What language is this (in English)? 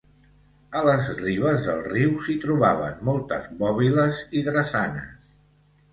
Catalan